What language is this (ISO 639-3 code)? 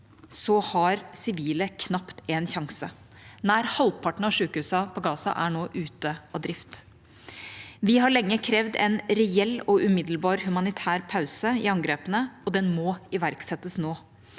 nor